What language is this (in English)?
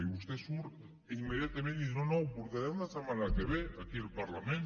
Catalan